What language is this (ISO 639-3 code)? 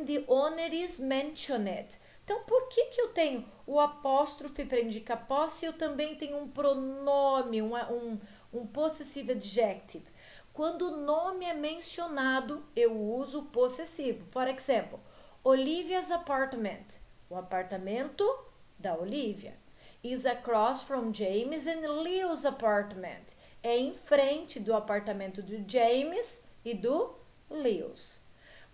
por